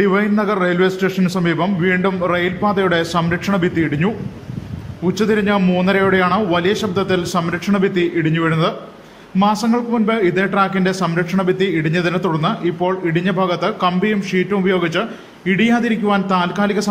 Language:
English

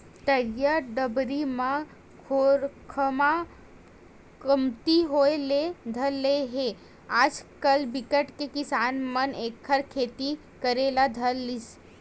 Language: Chhattisgarhi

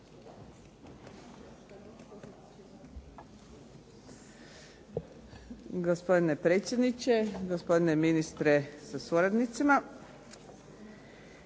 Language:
Croatian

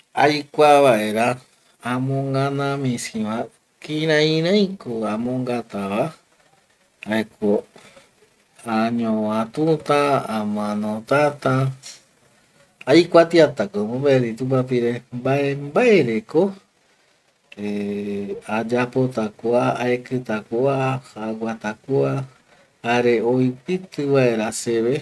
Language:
Eastern Bolivian Guaraní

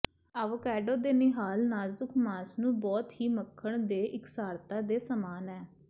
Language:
Punjabi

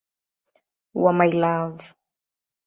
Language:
Swahili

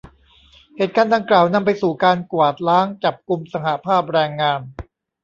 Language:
Thai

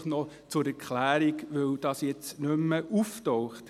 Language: Swiss German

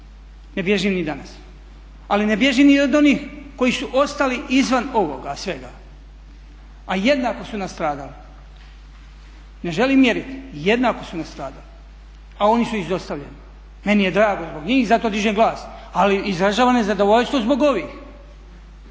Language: Croatian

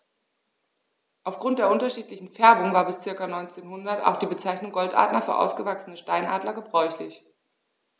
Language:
German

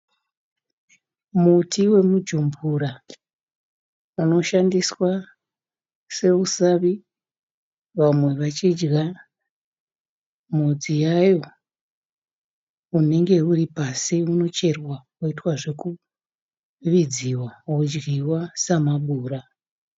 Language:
Shona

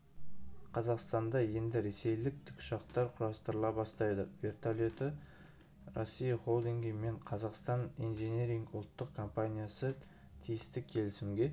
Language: Kazakh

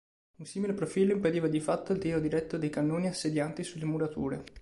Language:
Italian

